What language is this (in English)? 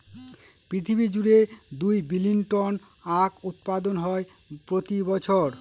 Bangla